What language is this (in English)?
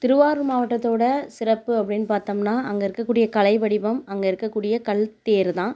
Tamil